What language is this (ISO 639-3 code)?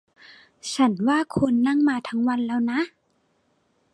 tha